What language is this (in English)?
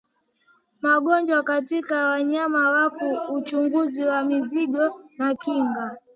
Swahili